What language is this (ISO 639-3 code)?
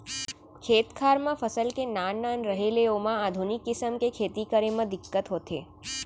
hne